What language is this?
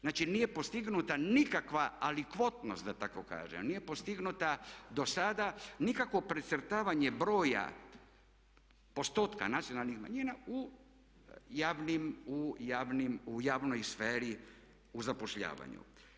Croatian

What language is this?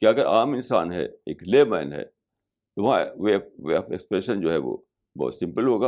Urdu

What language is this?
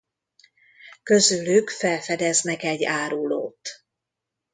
Hungarian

